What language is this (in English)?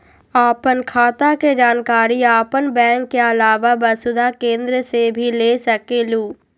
Magahi